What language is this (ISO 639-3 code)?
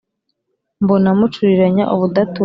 kin